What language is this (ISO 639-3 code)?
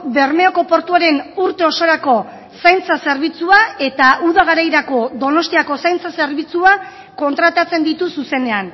eus